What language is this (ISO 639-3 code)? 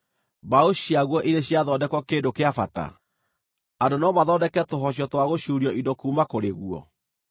kik